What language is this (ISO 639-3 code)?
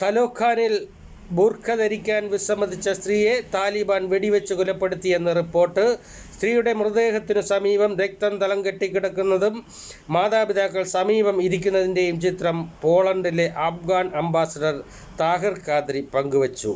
mal